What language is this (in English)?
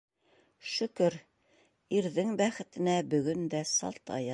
Bashkir